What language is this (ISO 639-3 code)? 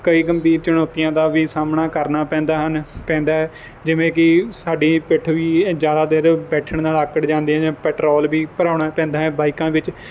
pan